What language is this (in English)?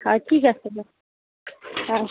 Assamese